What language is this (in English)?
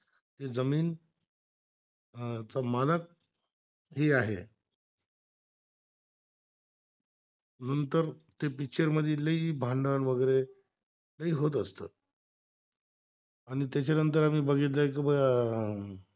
Marathi